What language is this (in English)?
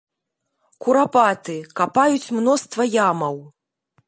Belarusian